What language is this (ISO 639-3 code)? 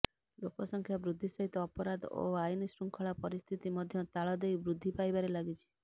ori